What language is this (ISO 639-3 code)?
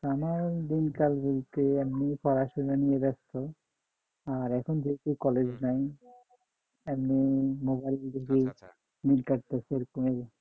ben